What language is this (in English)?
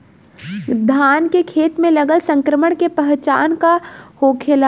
Bhojpuri